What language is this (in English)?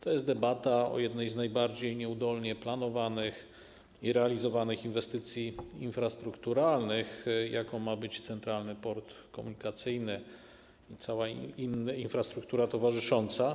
Polish